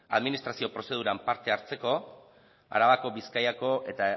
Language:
Basque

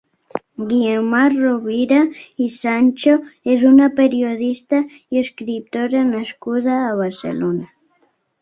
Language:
Catalan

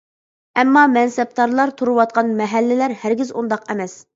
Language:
Uyghur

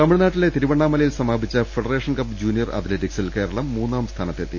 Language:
Malayalam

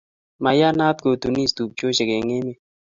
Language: Kalenjin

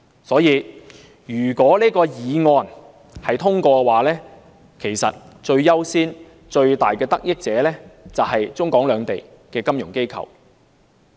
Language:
Cantonese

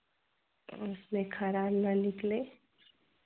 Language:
Hindi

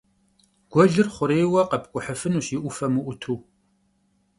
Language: Kabardian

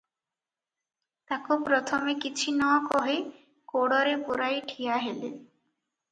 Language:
Odia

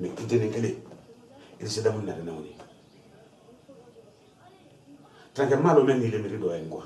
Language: Indonesian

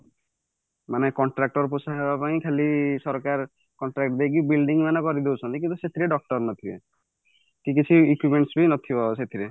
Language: Odia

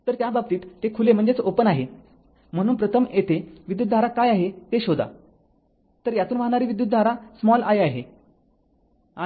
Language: Marathi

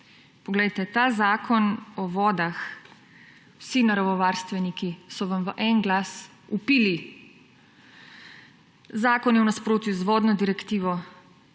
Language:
Slovenian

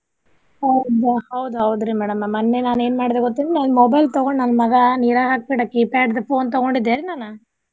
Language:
Kannada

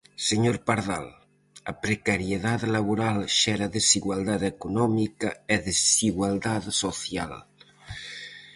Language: Galician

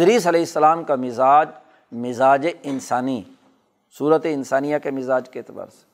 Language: Urdu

